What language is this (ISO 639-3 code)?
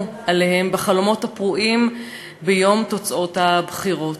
heb